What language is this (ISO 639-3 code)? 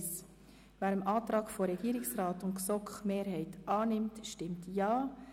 gsw